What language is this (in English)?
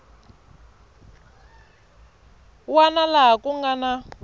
Tsonga